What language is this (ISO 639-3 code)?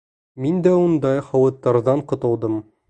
bak